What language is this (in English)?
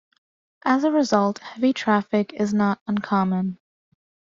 English